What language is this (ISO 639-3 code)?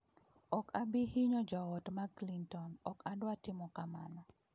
luo